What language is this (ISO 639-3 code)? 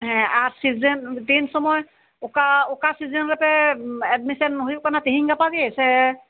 sat